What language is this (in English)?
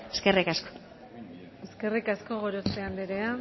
Basque